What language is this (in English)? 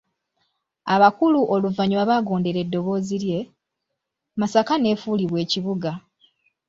Ganda